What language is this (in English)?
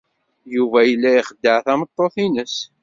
Kabyle